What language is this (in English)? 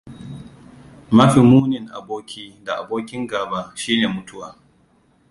Hausa